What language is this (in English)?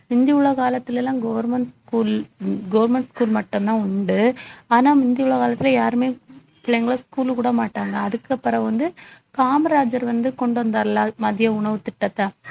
Tamil